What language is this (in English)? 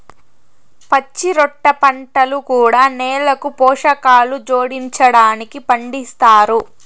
Telugu